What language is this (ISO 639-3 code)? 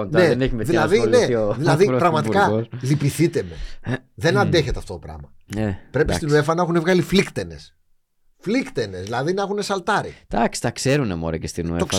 ell